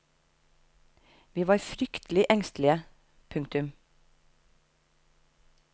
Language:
Norwegian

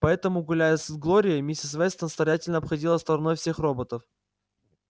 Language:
Russian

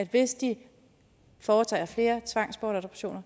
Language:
Danish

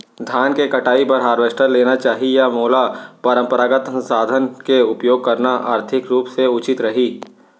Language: Chhattisgarhi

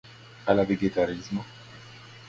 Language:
Esperanto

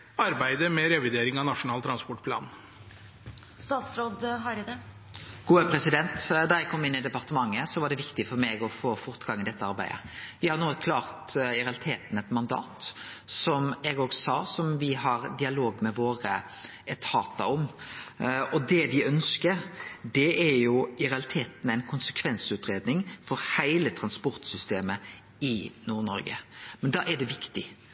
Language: Norwegian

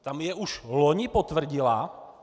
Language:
Czech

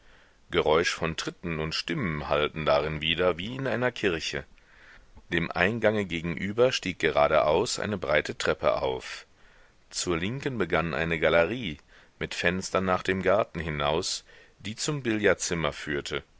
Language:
German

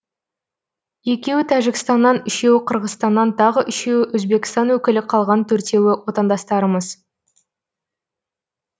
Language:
Kazakh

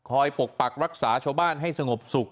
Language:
Thai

